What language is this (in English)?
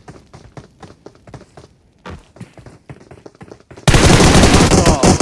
Arabic